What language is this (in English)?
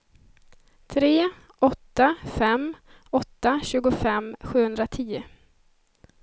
Swedish